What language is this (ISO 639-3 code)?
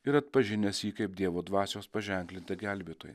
lit